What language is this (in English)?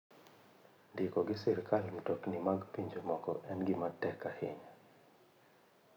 Luo (Kenya and Tanzania)